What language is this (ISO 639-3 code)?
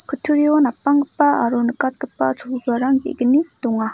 grt